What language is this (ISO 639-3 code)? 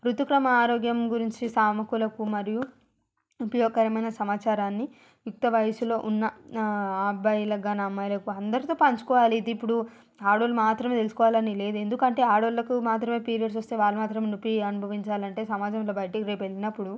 tel